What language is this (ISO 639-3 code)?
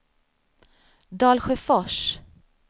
swe